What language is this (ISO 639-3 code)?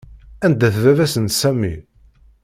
kab